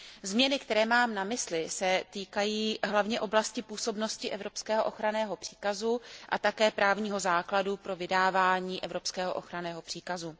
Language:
Czech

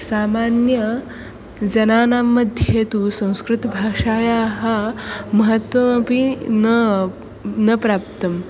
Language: Sanskrit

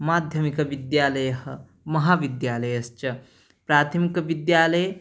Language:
Sanskrit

